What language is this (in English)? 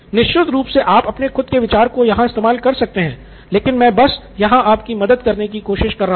Hindi